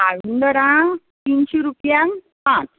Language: Konkani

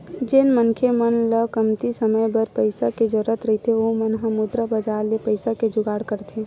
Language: Chhattisgarhi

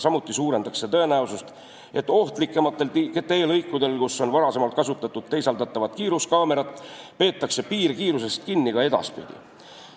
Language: Estonian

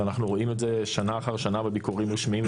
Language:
Hebrew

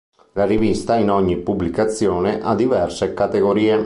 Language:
Italian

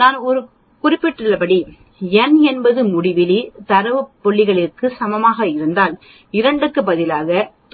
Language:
Tamil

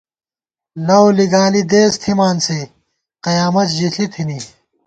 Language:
Gawar-Bati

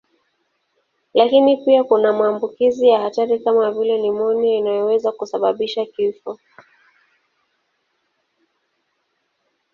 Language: Swahili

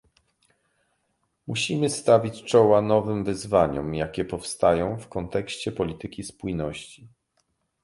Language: Polish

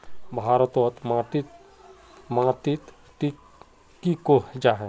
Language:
Magahi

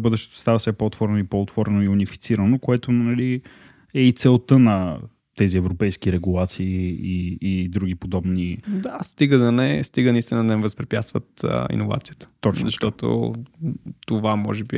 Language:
Bulgarian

